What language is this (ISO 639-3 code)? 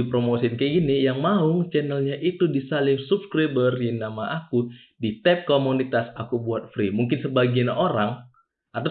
ind